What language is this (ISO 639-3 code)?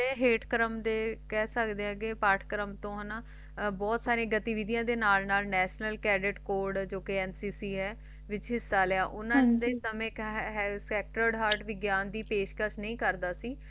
pan